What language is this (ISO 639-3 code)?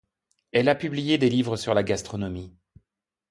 fra